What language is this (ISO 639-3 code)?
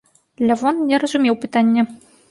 bel